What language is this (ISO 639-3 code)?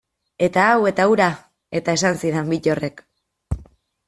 eus